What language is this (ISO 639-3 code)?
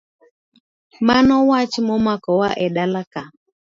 luo